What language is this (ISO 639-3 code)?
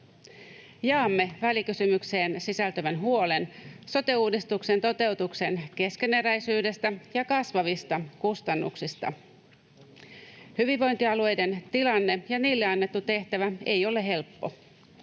fin